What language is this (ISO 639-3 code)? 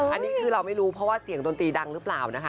tha